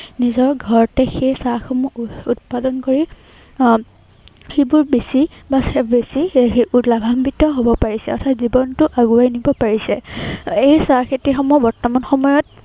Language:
Assamese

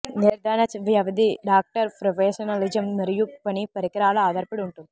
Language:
Telugu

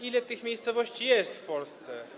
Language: Polish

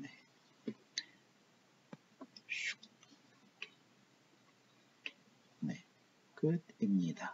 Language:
Korean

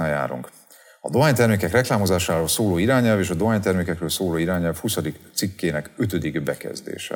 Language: Hungarian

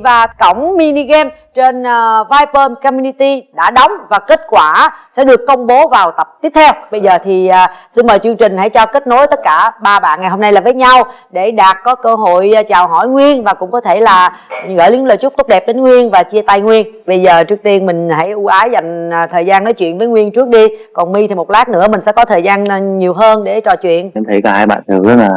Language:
Vietnamese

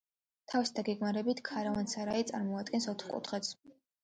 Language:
Georgian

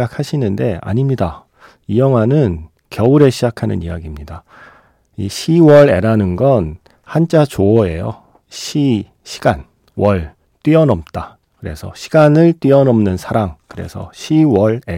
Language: Korean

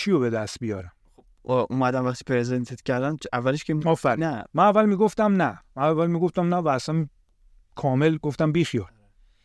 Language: Persian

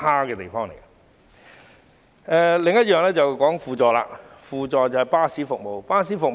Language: Cantonese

